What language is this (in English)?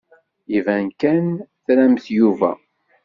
Kabyle